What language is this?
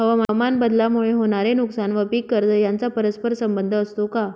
Marathi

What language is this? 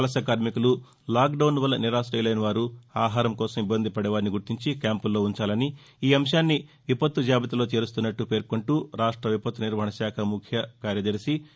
Telugu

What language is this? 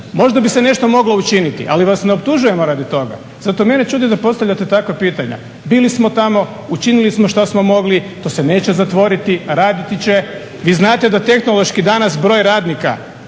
Croatian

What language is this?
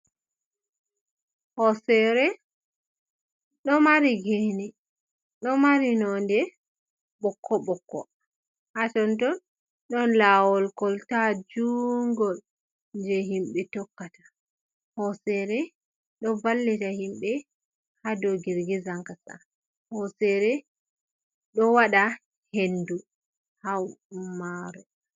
Fula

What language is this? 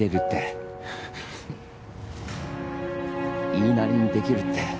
Japanese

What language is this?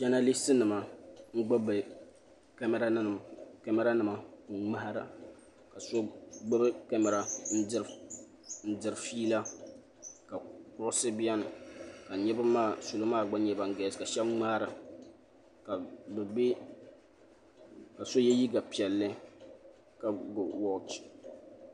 Dagbani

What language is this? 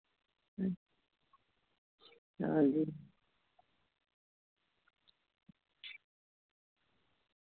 Dogri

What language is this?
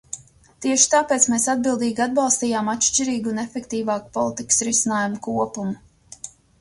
Latvian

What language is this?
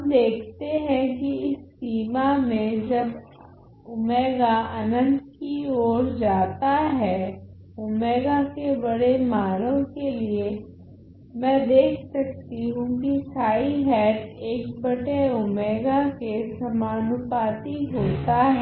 Hindi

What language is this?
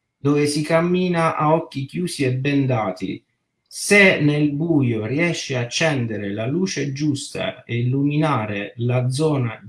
Italian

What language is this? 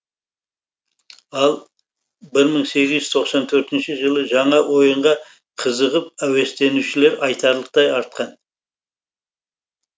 Kazakh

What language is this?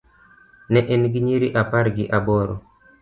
Luo (Kenya and Tanzania)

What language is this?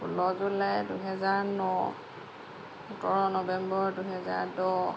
Assamese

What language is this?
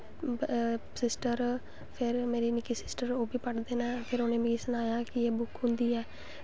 Dogri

